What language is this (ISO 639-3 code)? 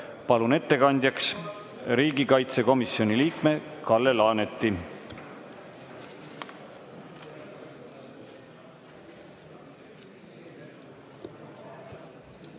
est